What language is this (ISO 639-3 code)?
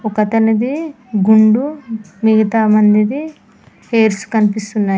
tel